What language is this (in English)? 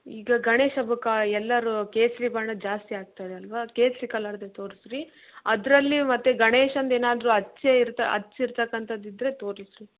Kannada